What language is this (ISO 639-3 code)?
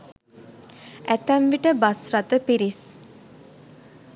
sin